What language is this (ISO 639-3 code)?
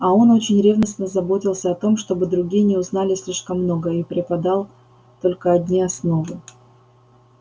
rus